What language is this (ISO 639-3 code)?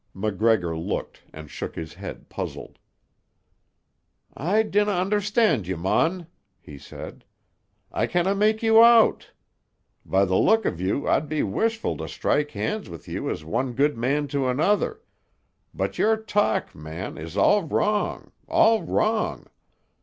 eng